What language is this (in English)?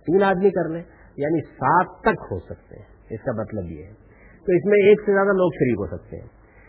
Urdu